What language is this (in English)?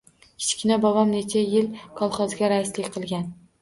Uzbek